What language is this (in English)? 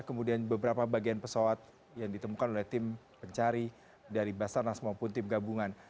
Indonesian